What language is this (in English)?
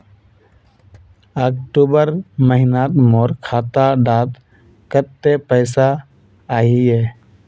Magahi